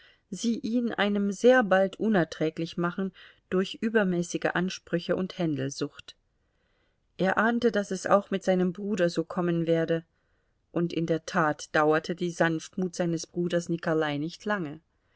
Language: German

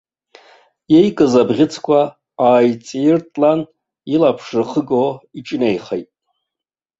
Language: Abkhazian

